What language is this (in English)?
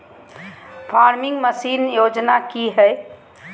Magahi